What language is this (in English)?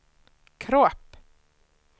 Swedish